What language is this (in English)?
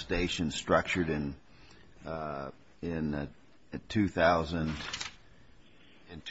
English